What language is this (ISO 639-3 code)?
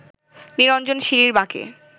ben